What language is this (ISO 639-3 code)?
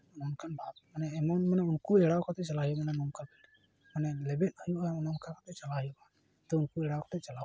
sat